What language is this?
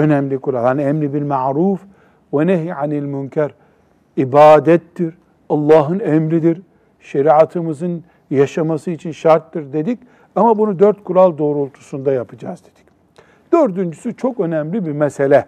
Turkish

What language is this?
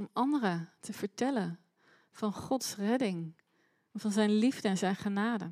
Dutch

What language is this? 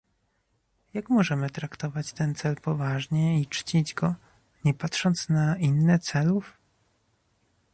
Polish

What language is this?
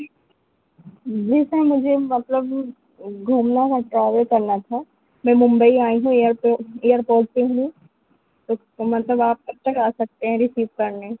Urdu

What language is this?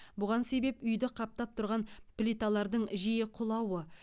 Kazakh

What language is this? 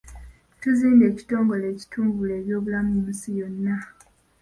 Ganda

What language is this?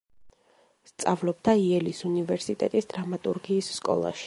Georgian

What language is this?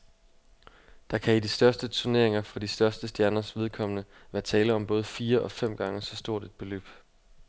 Danish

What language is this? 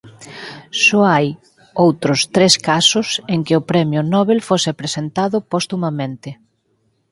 Galician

